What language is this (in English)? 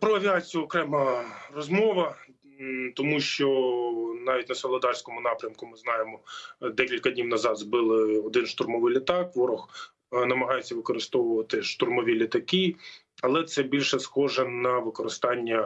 Ukrainian